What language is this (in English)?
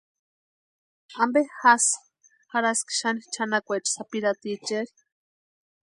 Western Highland Purepecha